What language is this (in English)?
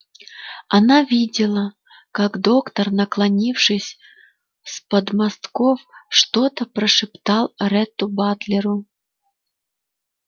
Russian